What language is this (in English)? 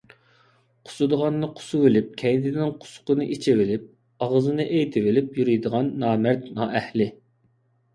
Uyghur